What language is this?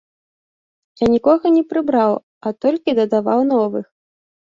Belarusian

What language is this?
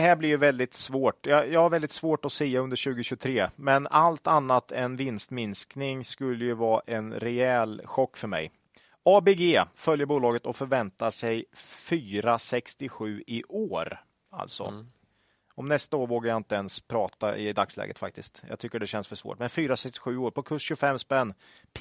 Swedish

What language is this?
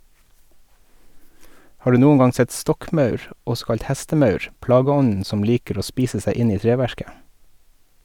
Norwegian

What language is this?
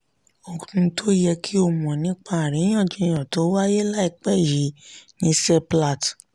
Yoruba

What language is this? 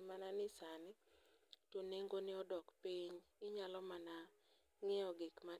Luo (Kenya and Tanzania)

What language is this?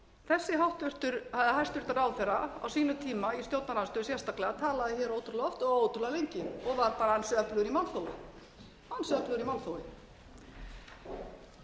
Icelandic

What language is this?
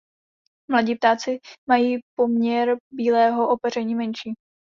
Czech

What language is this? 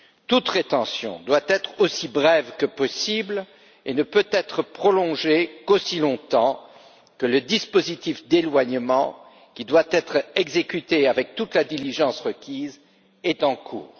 French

